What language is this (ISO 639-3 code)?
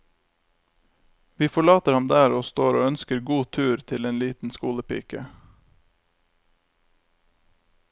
nor